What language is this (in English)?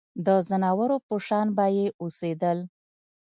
Pashto